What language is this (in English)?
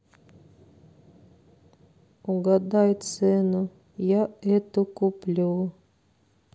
Russian